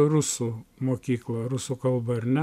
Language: Lithuanian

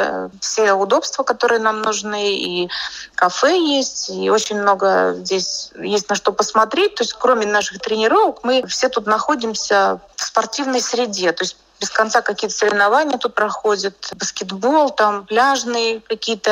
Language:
Russian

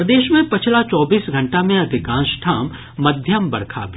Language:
Maithili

